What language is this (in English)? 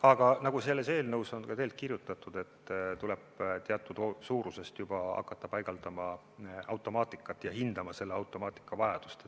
Estonian